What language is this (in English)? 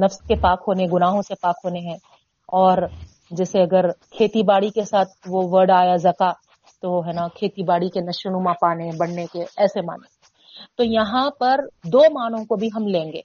Urdu